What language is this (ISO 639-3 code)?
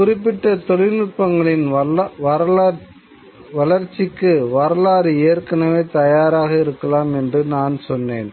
tam